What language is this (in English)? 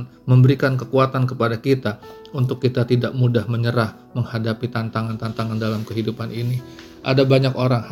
Indonesian